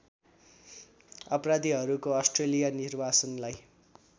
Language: Nepali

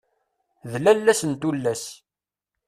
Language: Kabyle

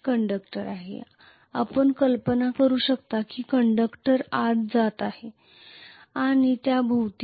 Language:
Marathi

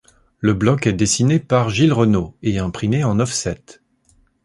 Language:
French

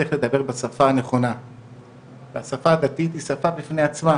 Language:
Hebrew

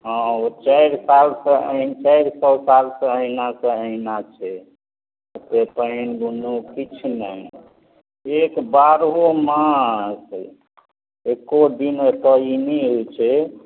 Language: Maithili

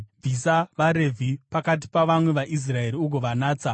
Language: Shona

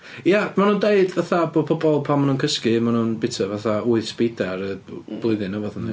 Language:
Welsh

